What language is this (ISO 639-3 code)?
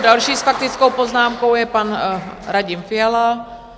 ces